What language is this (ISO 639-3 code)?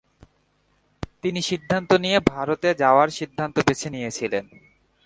ben